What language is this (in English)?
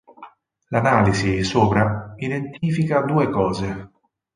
Italian